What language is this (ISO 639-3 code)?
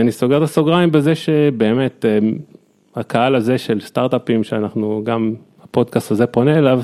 heb